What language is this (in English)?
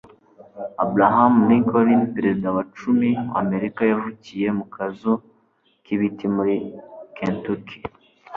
Kinyarwanda